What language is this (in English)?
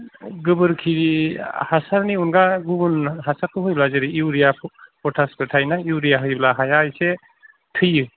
Bodo